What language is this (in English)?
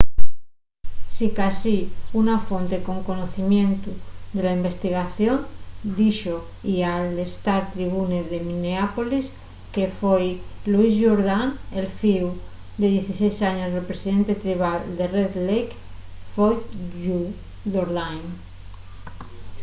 Asturian